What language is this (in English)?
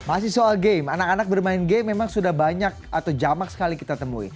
Indonesian